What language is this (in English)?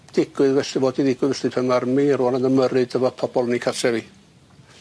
Welsh